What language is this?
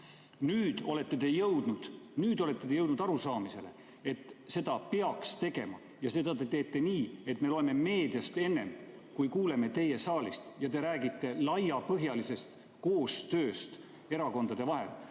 Estonian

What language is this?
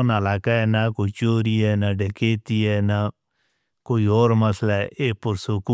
Northern Hindko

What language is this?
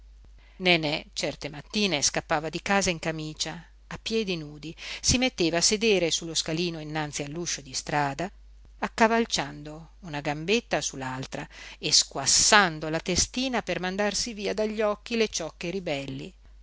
Italian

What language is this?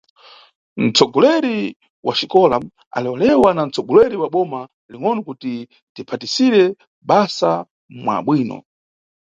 Nyungwe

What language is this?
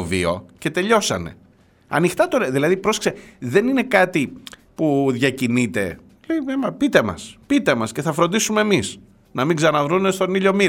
Greek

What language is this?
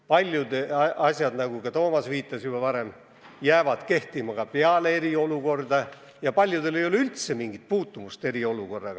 Estonian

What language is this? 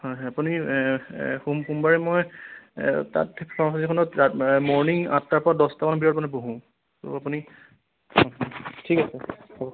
Assamese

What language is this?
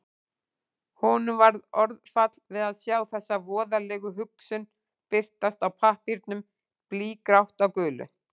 Icelandic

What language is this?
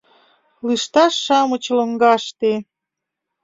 Mari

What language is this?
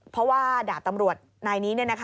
Thai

